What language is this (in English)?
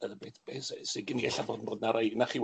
Welsh